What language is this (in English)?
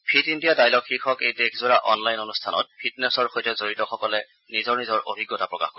Assamese